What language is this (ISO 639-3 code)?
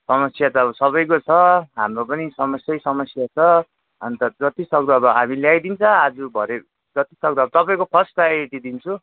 nep